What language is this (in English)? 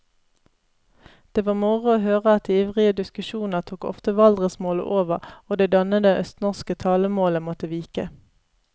Norwegian